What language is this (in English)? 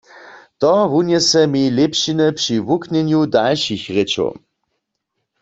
Upper Sorbian